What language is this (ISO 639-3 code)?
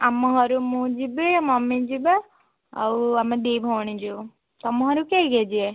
ori